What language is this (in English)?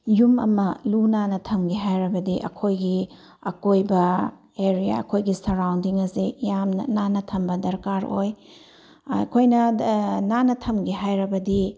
Manipuri